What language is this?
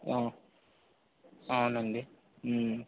Telugu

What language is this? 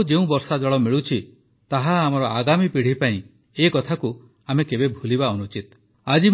Odia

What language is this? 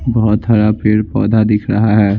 Hindi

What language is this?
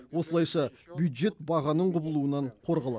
Kazakh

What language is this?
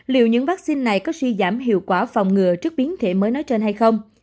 Vietnamese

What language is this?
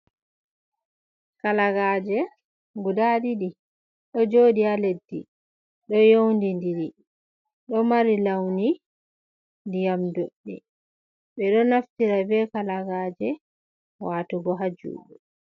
Fula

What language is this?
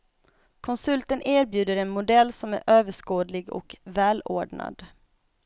Swedish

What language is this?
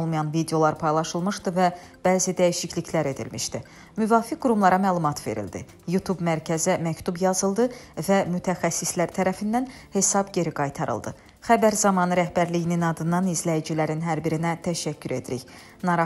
Turkish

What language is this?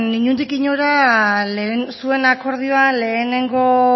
Basque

